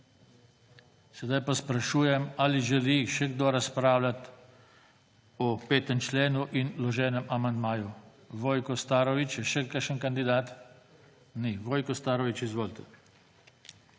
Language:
Slovenian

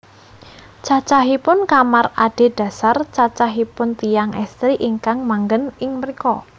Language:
Javanese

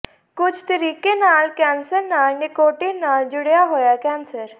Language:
Punjabi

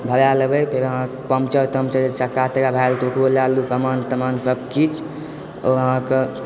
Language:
Maithili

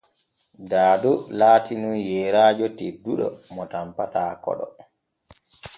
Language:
Borgu Fulfulde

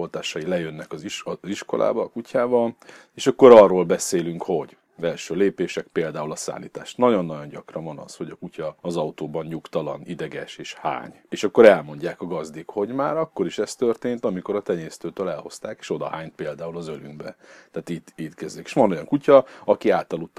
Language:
Hungarian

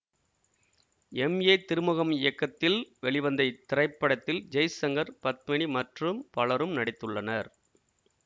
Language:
Tamil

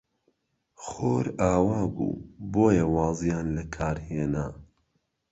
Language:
Central Kurdish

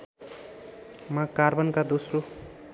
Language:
Nepali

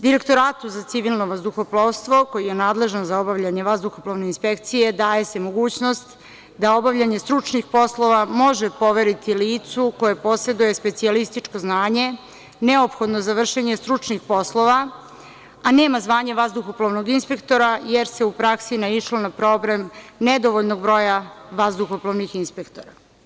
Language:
Serbian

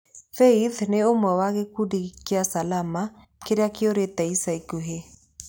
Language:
Kikuyu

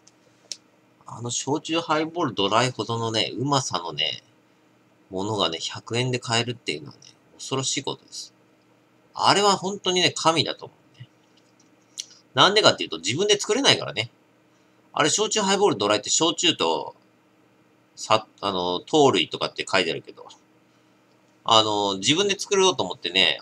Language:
Japanese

